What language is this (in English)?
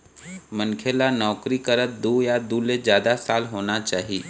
Chhattisgarhi